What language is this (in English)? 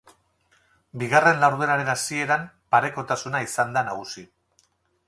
Basque